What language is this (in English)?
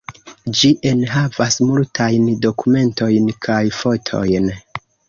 Esperanto